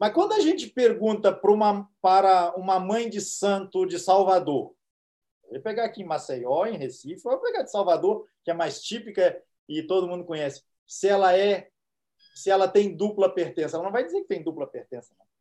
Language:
Portuguese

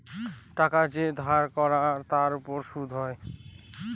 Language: Bangla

